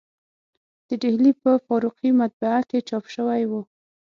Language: Pashto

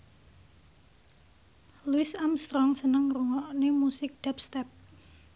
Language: Javanese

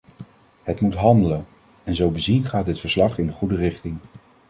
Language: Dutch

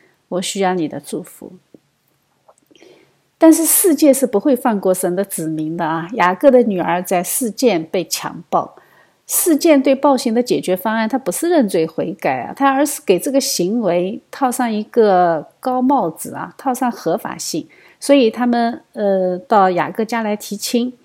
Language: Chinese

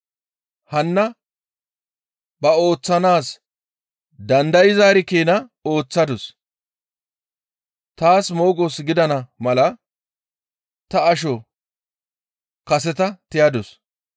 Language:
Gamo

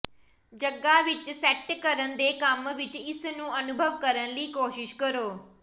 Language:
Punjabi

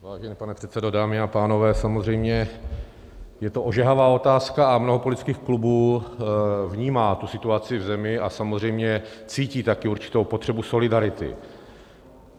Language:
Czech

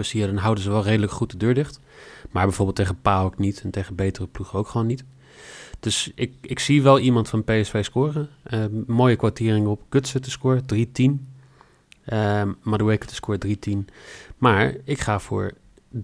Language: Dutch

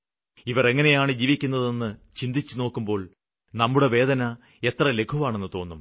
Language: Malayalam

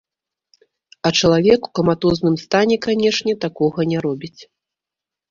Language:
Belarusian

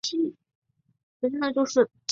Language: Chinese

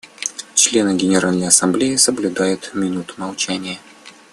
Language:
Russian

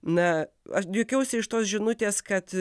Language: Lithuanian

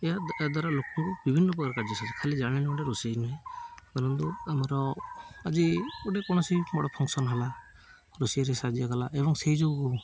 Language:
Odia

